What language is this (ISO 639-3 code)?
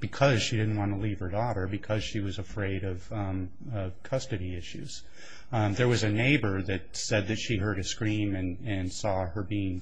eng